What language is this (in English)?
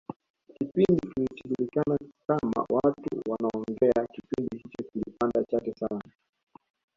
Swahili